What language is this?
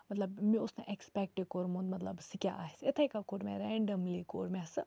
Kashmiri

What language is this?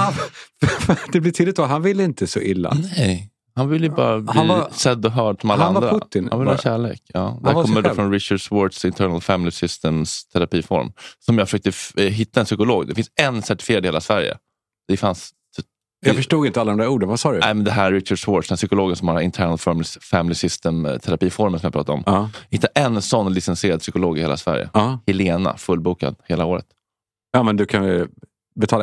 Swedish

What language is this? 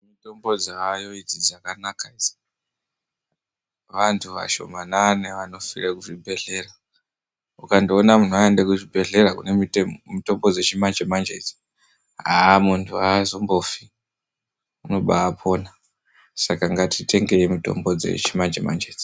Ndau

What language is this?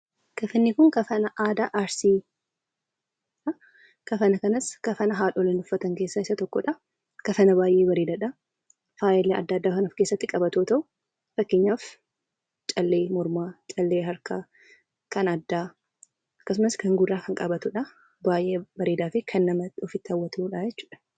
Oromo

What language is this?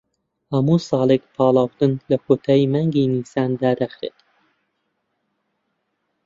Central Kurdish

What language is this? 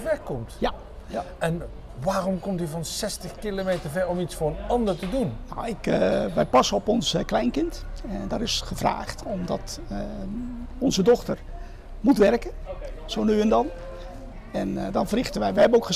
Dutch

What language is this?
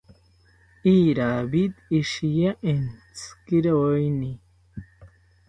South Ucayali Ashéninka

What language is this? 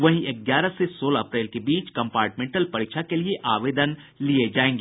Hindi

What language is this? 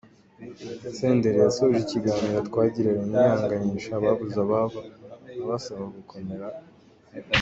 Kinyarwanda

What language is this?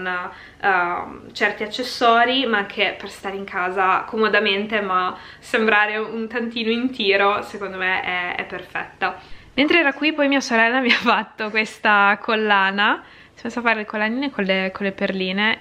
Italian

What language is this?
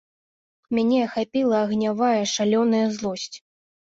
Belarusian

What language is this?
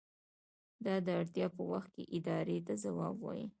Pashto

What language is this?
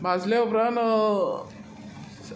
Konkani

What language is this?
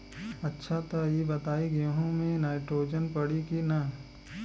Bhojpuri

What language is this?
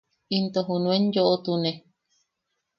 Yaqui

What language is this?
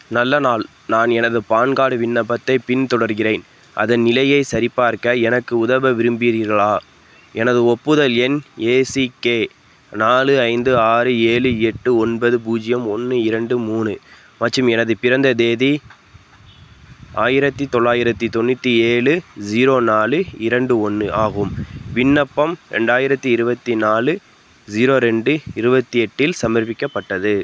Tamil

